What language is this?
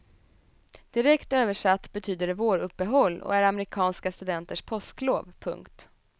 Swedish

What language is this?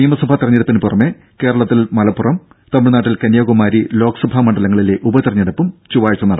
Malayalam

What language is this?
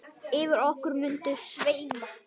Icelandic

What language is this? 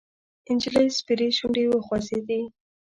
Pashto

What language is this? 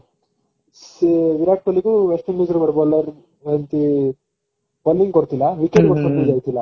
Odia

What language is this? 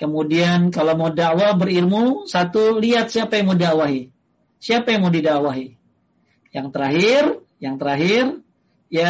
Indonesian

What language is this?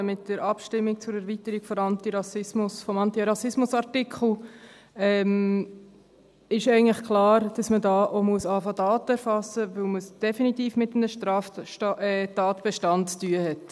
Swiss German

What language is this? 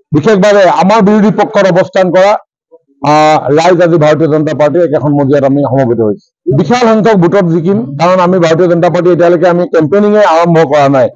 Bangla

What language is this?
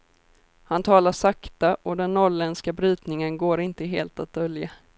Swedish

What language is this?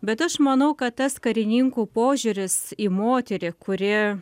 Lithuanian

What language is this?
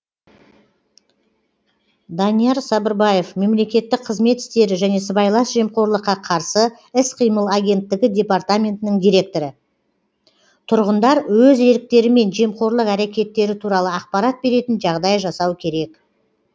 Kazakh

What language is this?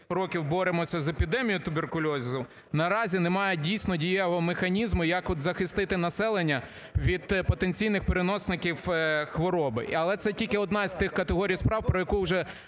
Ukrainian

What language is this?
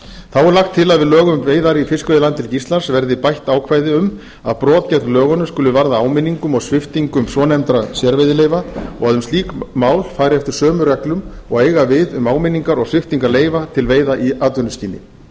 Icelandic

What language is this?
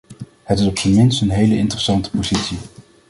Dutch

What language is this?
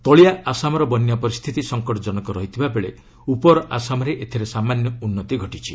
Odia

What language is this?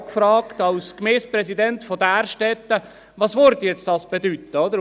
Swiss German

